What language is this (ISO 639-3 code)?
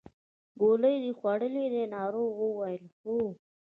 pus